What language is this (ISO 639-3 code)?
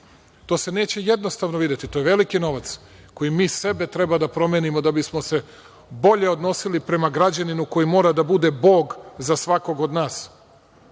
srp